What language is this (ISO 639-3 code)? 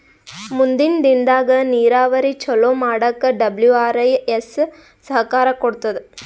kan